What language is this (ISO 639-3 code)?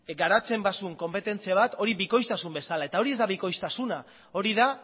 eus